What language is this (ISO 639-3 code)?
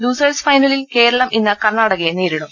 mal